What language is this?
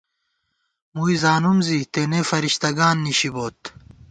Gawar-Bati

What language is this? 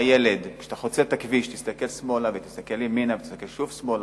Hebrew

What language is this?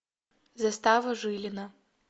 Russian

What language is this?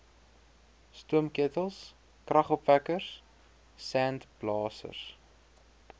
Afrikaans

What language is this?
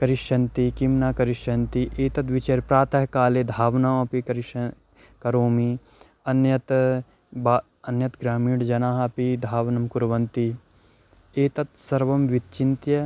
Sanskrit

